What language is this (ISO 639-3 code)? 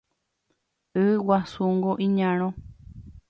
grn